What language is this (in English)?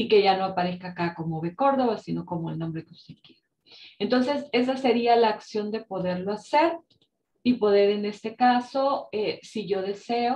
Spanish